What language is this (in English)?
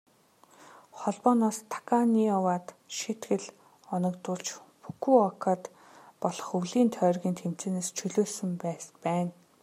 Mongolian